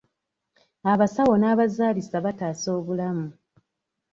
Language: Ganda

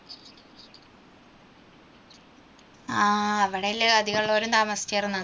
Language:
Malayalam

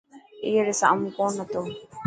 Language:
Dhatki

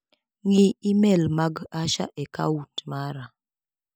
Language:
Luo (Kenya and Tanzania)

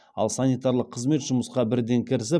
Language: Kazakh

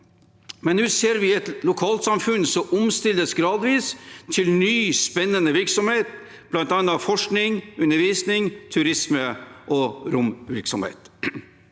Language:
Norwegian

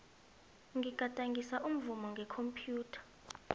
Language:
South Ndebele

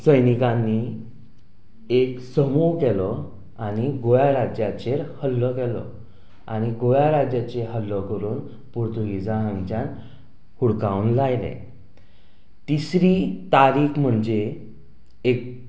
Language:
Konkani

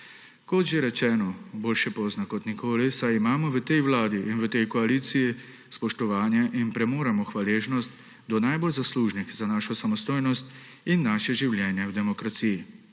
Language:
Slovenian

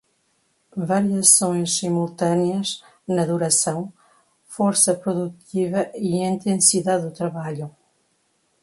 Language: Portuguese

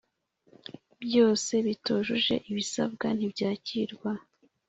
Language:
Kinyarwanda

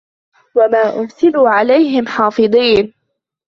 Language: Arabic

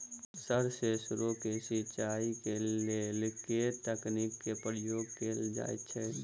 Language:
Maithili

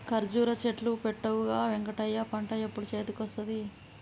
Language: Telugu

